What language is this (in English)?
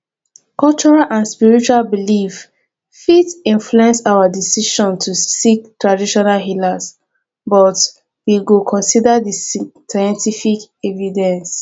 Nigerian Pidgin